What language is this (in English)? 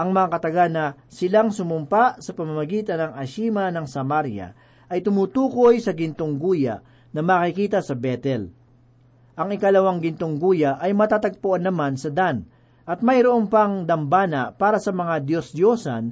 Filipino